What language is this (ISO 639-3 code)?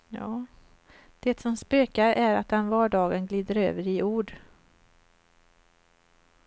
swe